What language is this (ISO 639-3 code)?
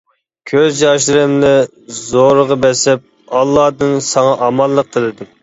uig